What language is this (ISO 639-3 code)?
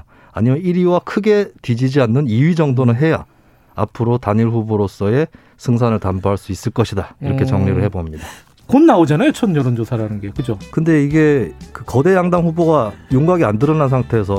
kor